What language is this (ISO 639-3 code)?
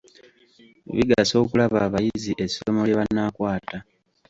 lug